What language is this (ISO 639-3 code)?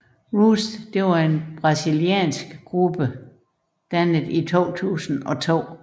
dan